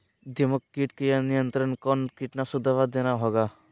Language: Magahi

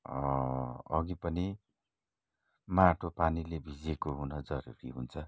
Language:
Nepali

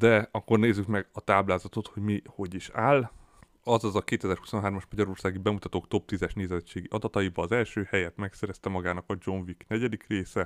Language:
Hungarian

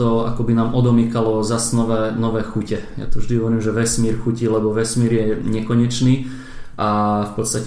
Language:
Slovak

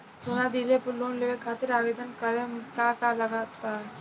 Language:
Bhojpuri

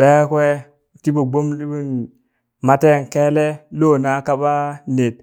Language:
Burak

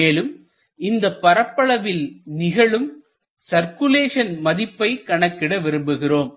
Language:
Tamil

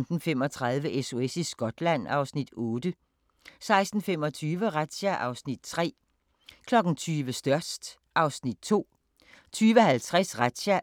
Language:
Danish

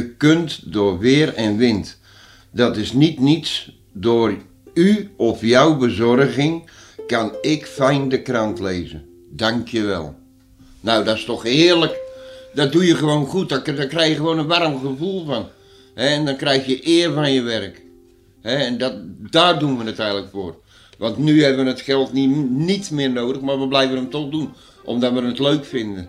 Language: Dutch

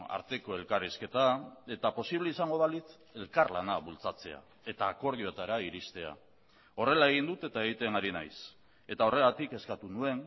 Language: Basque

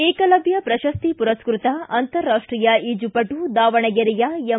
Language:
Kannada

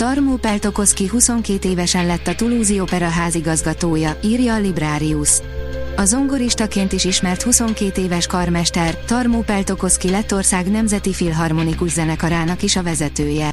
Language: Hungarian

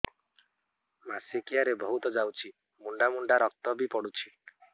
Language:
Odia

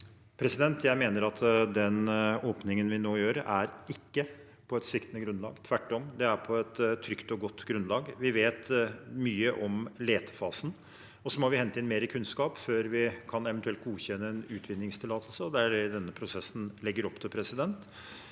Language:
Norwegian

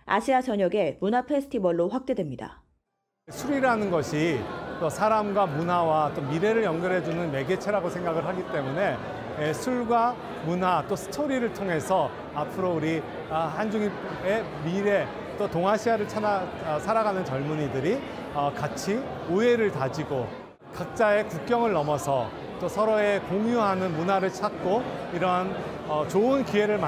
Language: Korean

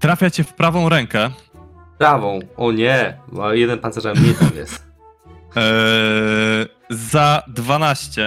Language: Polish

